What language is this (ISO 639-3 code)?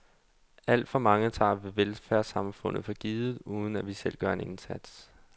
dan